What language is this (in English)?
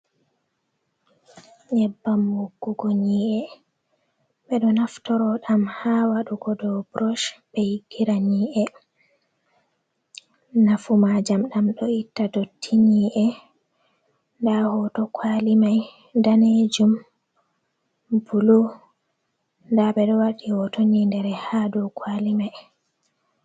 Fula